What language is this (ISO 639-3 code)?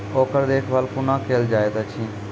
mai